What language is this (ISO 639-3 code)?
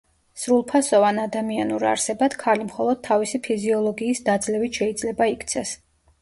kat